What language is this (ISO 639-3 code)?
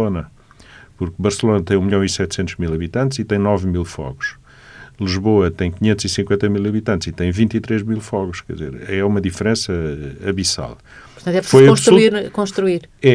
por